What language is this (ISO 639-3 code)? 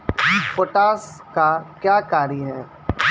mai